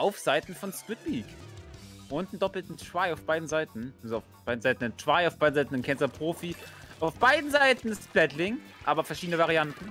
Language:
German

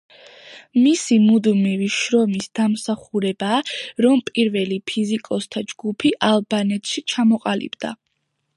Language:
Georgian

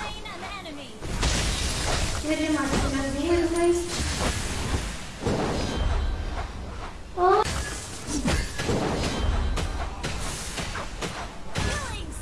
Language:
Indonesian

